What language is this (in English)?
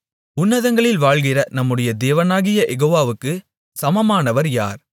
Tamil